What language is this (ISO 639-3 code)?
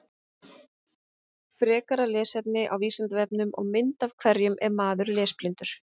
isl